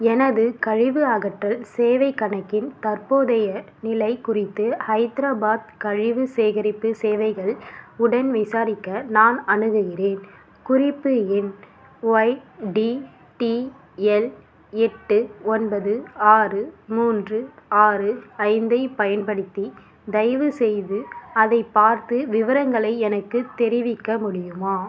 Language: Tamil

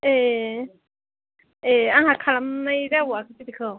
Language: Bodo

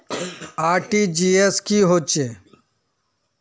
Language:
Magahi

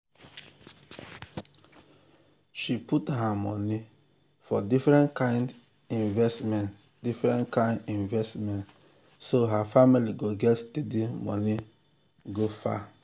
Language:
Nigerian Pidgin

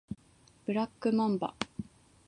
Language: Japanese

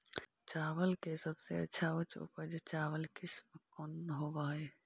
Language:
Magahi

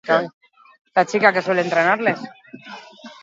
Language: Basque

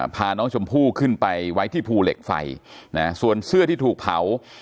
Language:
Thai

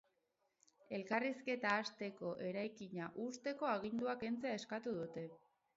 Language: Basque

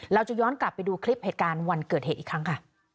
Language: Thai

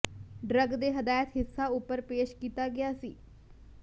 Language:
Punjabi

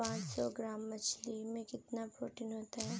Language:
Hindi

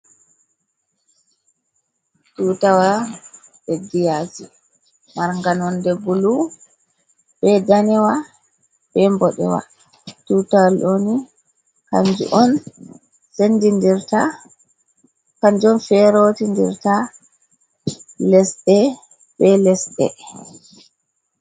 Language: Fula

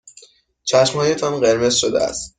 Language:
Persian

